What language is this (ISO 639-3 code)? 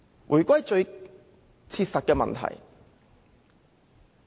yue